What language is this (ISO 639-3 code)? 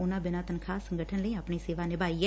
pan